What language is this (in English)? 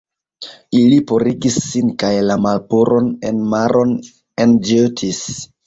Esperanto